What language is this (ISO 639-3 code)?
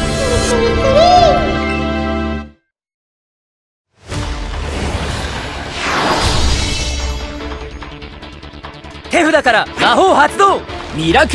jpn